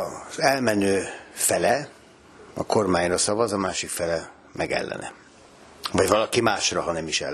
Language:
Hungarian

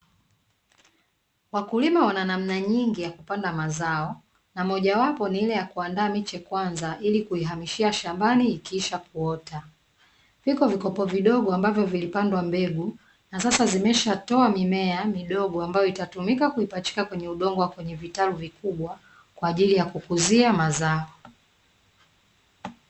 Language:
Swahili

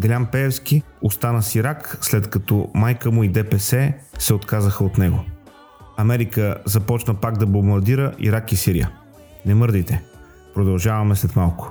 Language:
Bulgarian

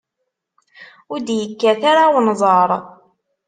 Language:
Kabyle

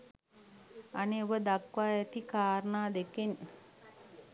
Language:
Sinhala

